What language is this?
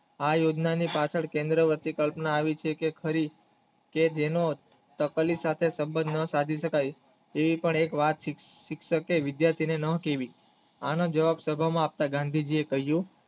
Gujarati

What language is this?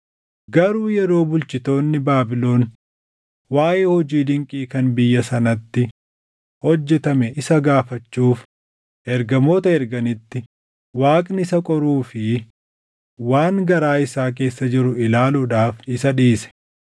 Oromo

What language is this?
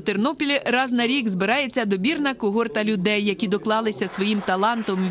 Ukrainian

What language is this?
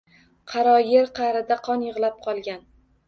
Uzbek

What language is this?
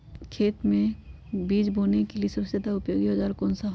Magahi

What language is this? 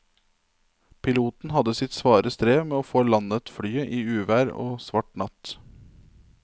Norwegian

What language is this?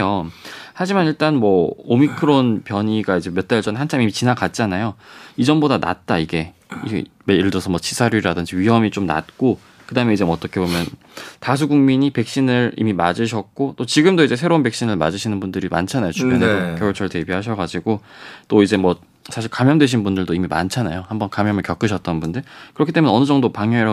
Korean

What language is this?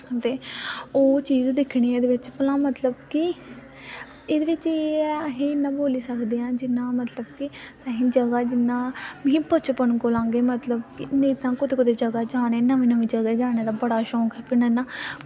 Dogri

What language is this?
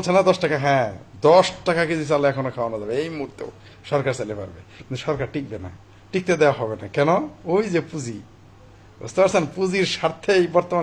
Arabic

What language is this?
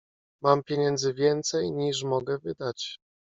Polish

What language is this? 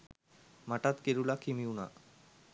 Sinhala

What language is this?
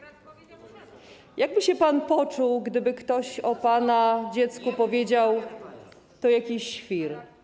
Polish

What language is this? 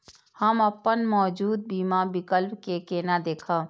Maithili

